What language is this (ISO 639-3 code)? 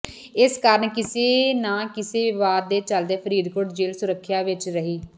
pan